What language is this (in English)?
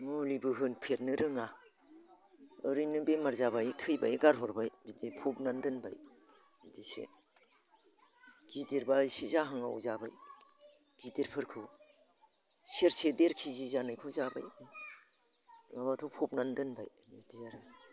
Bodo